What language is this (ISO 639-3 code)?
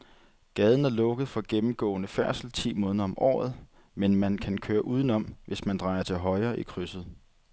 dan